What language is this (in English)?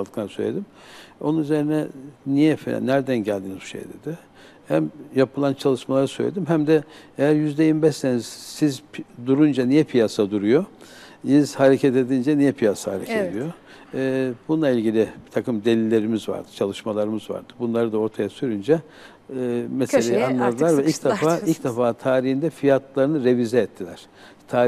Turkish